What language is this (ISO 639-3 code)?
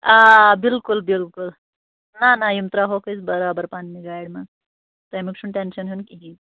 kas